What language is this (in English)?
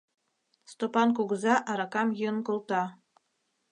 Mari